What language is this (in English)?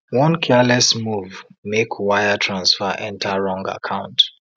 Nigerian Pidgin